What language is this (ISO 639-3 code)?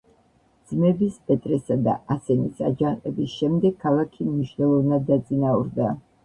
kat